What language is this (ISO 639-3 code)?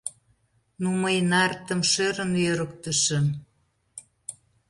chm